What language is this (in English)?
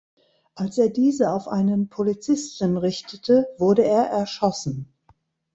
German